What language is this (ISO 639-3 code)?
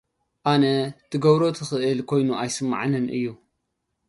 tir